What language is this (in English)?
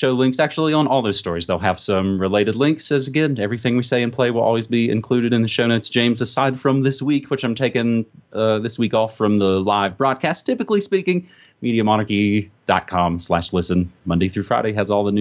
English